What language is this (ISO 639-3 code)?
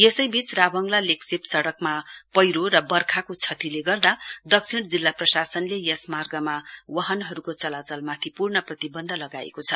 nep